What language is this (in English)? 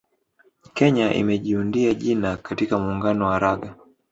Swahili